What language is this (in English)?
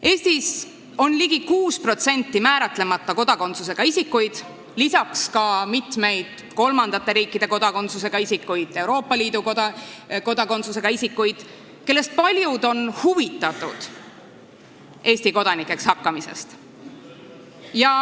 Estonian